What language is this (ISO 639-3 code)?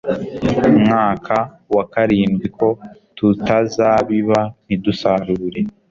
kin